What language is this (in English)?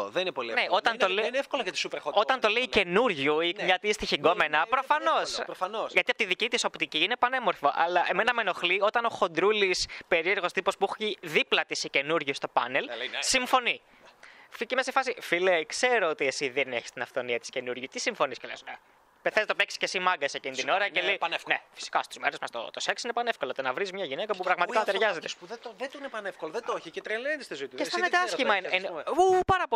Greek